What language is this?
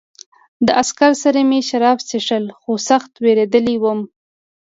Pashto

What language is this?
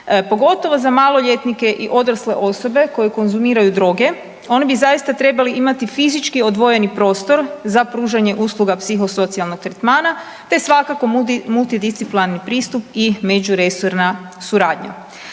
Croatian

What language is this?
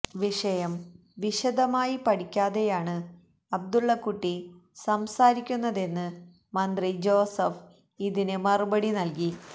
Malayalam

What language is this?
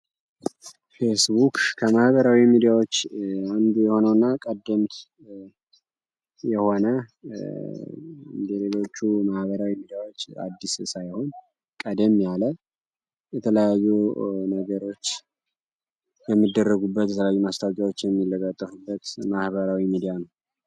Amharic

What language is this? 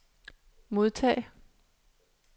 Danish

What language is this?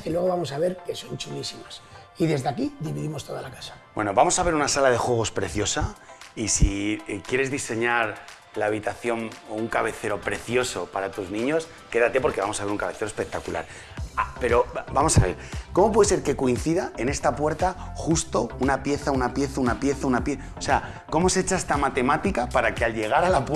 Spanish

